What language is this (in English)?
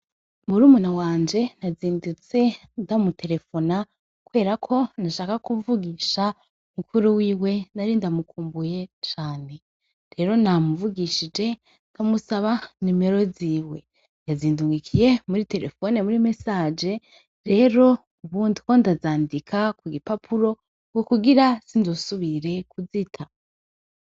Rundi